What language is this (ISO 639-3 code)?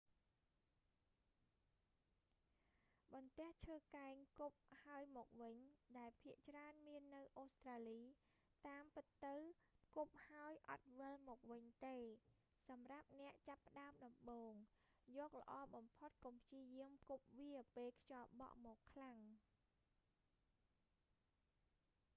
khm